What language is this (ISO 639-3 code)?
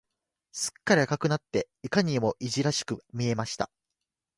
jpn